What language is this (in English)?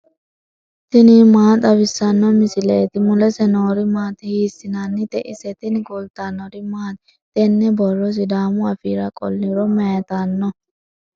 Sidamo